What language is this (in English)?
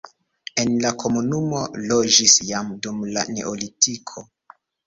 Esperanto